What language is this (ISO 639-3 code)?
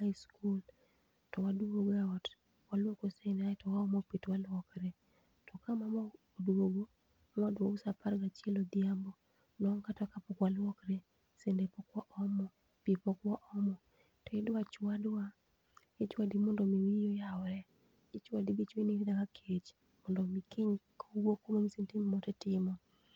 luo